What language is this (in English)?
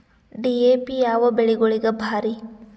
Kannada